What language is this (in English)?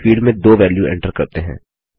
Hindi